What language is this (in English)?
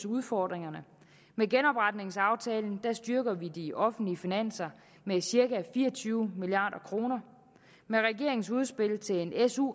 Danish